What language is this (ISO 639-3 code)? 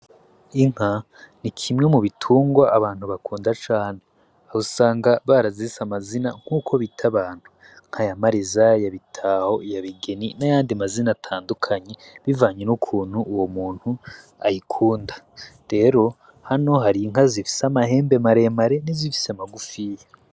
run